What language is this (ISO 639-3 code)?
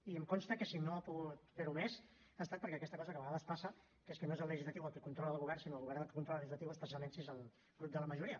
cat